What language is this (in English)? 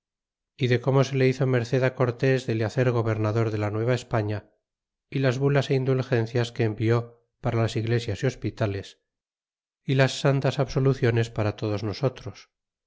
Spanish